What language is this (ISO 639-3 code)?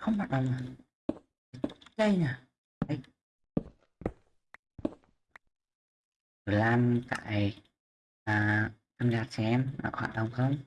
vie